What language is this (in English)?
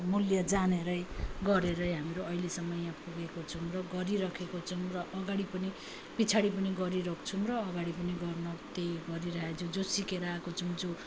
Nepali